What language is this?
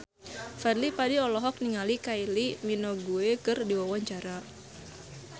Sundanese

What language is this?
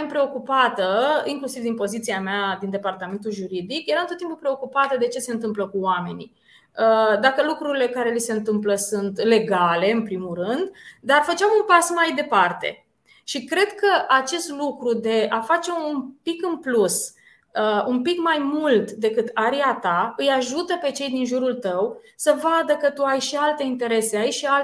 Romanian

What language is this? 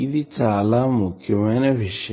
Telugu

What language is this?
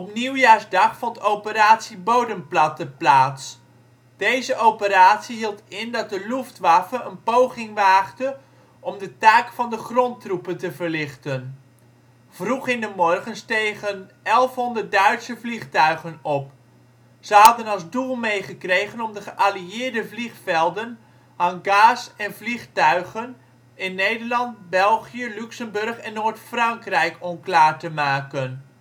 Dutch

